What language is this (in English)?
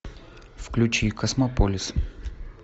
Russian